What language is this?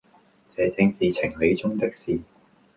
Cantonese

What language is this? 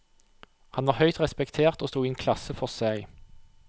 Norwegian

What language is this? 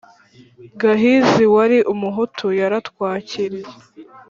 Kinyarwanda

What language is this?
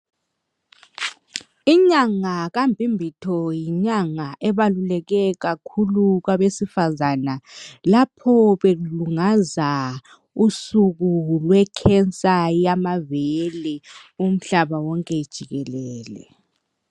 North Ndebele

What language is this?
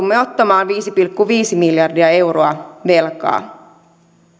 Finnish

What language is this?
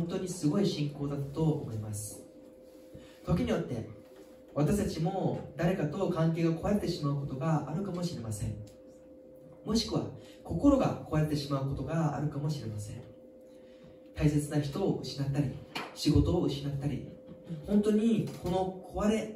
Japanese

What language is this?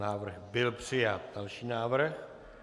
Czech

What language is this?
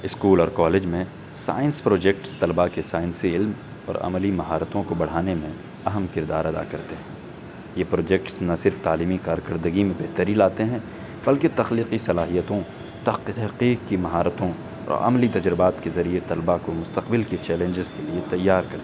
Urdu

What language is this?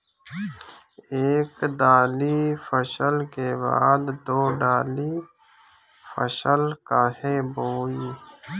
Bhojpuri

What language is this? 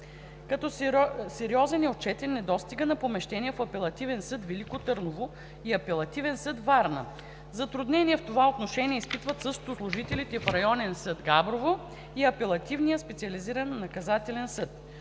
Bulgarian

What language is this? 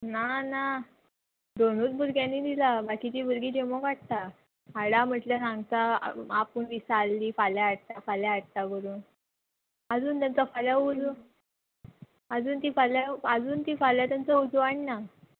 Konkani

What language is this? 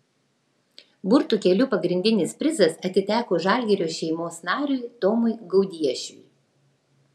Lithuanian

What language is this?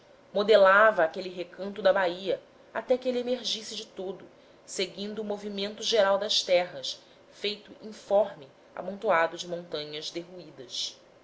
Portuguese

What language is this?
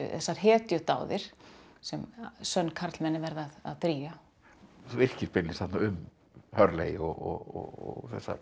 Icelandic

